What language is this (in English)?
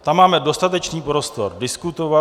Czech